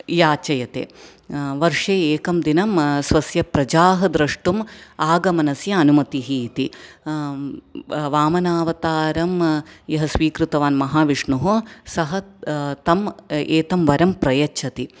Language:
Sanskrit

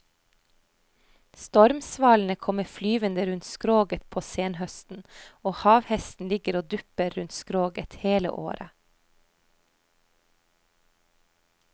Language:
Norwegian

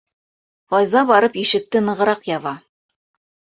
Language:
Bashkir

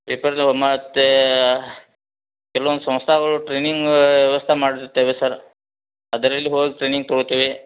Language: Kannada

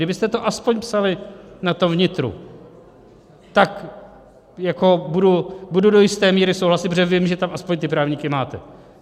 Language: Czech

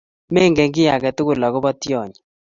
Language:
Kalenjin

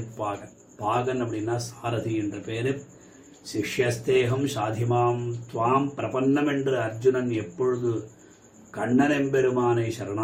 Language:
Tamil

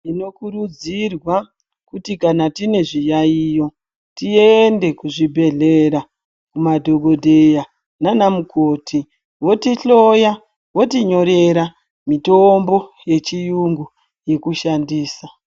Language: Ndau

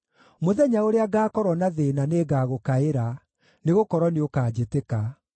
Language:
Kikuyu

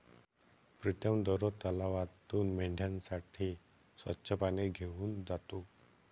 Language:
Marathi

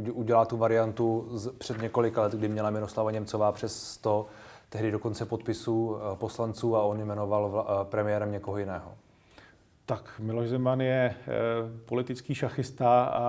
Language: Czech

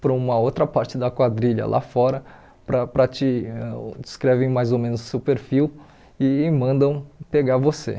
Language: Portuguese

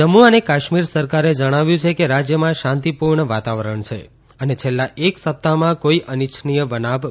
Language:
Gujarati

